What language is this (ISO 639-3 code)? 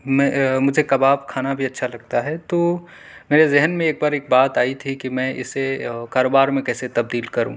urd